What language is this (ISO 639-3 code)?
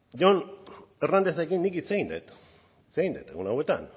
eus